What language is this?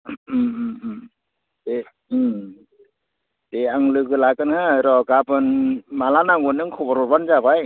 Bodo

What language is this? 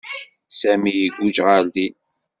Kabyle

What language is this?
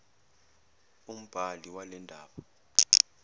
Zulu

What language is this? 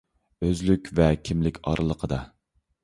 Uyghur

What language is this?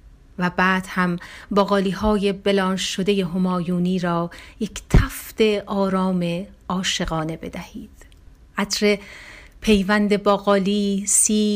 Persian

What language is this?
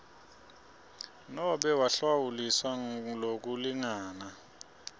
Swati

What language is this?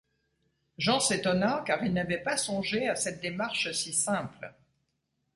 French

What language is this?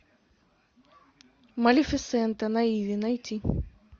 Russian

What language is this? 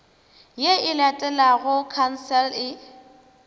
Northern Sotho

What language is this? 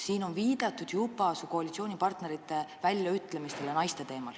Estonian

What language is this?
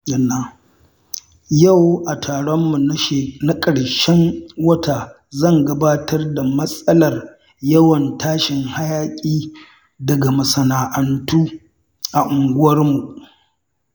Hausa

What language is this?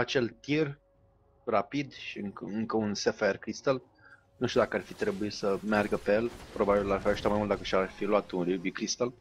Romanian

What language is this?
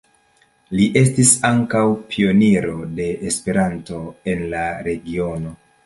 Esperanto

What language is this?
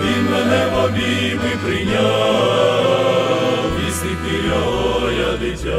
Romanian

